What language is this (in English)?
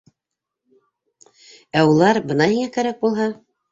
Bashkir